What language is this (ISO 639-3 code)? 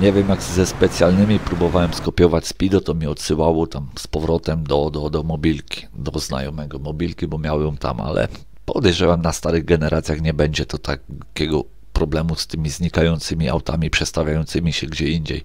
pol